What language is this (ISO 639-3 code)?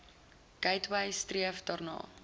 afr